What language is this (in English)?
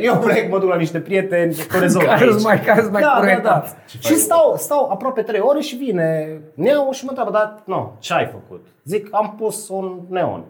Romanian